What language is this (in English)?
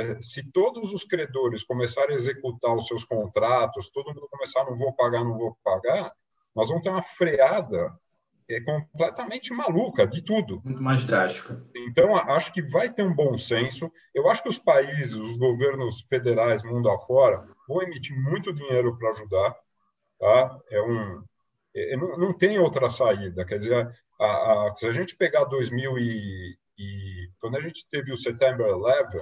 Portuguese